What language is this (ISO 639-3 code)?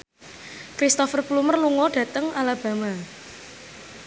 jav